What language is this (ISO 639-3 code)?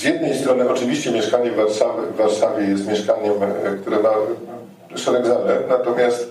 pol